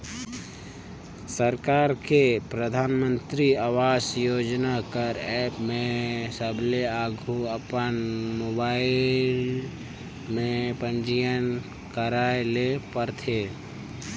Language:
Chhattisgarhi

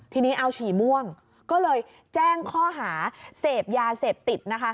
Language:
Thai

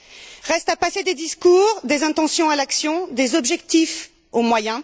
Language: French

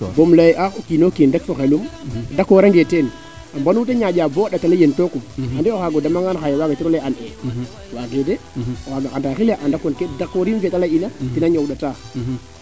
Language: Serer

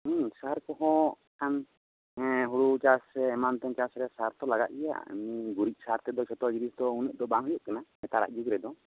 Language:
Santali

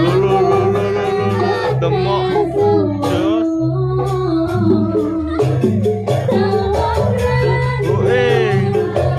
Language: Indonesian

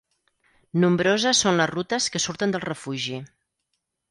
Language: Catalan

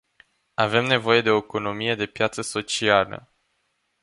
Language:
Romanian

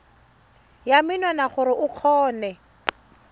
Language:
Tswana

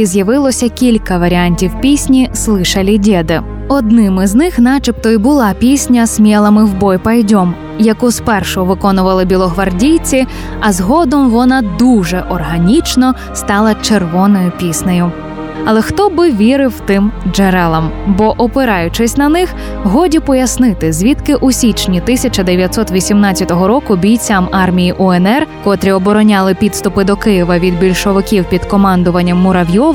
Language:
Ukrainian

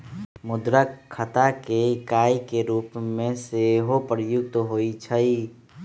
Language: Magahi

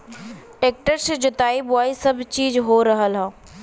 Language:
Bhojpuri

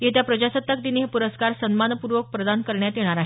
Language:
Marathi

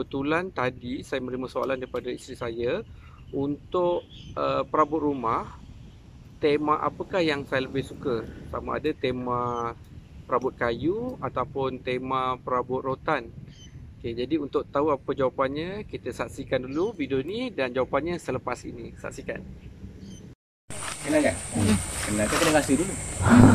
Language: Malay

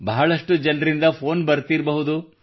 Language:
Kannada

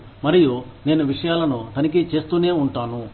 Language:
Telugu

